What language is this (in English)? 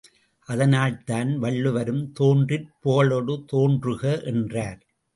Tamil